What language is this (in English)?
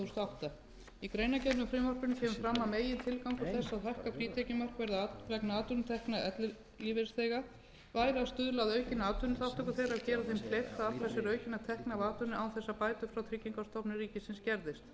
Icelandic